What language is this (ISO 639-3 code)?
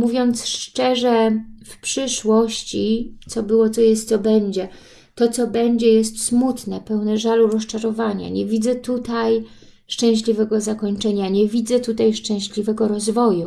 pol